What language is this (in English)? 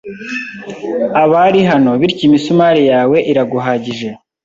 Kinyarwanda